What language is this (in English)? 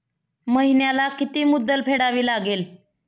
Marathi